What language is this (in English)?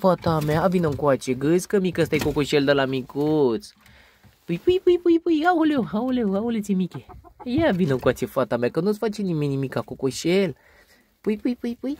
Romanian